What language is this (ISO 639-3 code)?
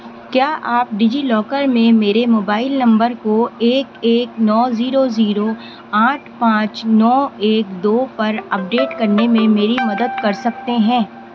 urd